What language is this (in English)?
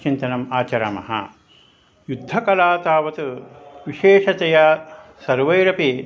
Sanskrit